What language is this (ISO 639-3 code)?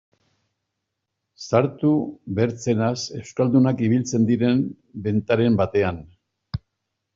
eus